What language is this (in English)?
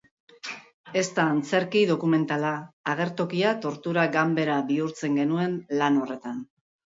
Basque